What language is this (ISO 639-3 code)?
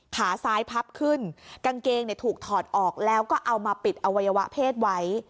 tha